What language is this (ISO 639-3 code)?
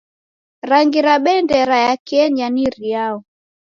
dav